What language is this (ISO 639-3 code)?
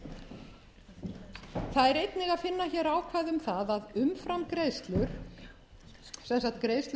isl